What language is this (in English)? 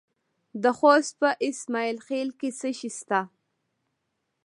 Pashto